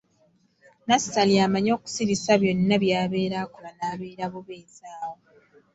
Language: Ganda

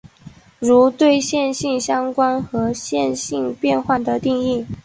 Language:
Chinese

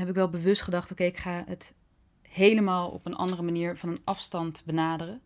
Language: Dutch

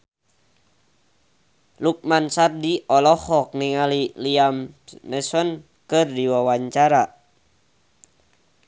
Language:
Sundanese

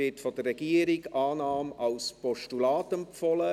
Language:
Swiss German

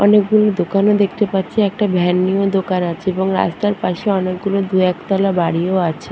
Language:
Bangla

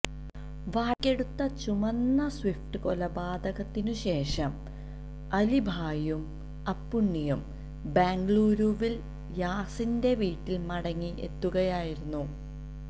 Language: Malayalam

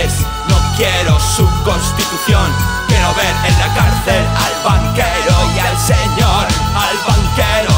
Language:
Spanish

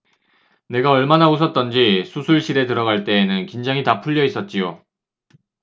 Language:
Korean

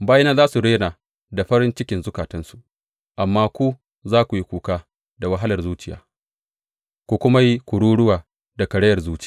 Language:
Hausa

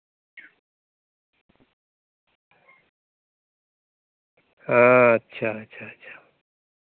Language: Santali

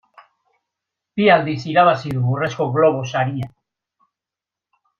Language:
Basque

